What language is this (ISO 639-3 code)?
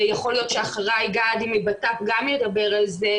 heb